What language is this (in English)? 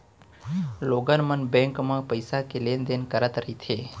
Chhattisgarhi